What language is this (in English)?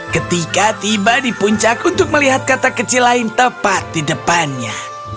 Indonesian